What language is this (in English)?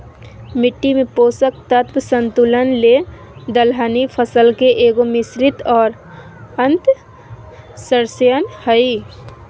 Magahi